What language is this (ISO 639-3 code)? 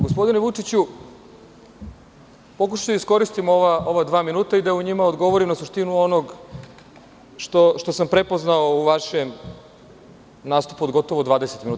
srp